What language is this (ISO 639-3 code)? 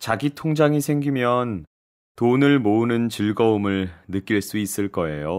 kor